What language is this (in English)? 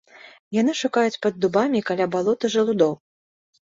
Belarusian